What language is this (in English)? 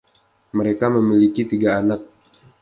Indonesian